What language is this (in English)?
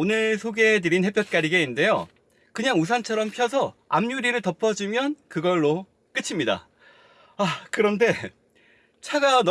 Korean